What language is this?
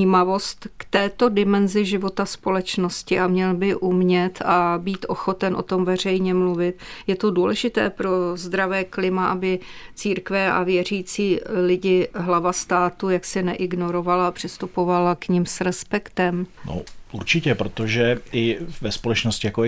Czech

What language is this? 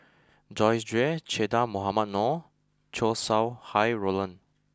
English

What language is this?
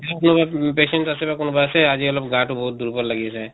Assamese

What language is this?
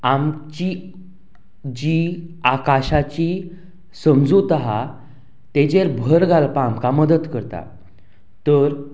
Konkani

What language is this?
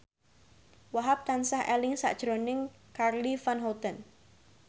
Javanese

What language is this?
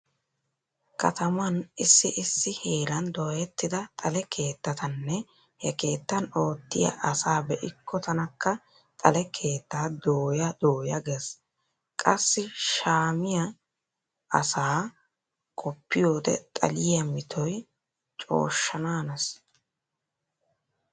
Wolaytta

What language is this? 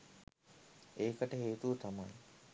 Sinhala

